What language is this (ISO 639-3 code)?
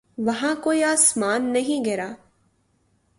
urd